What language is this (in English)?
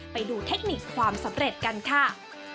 Thai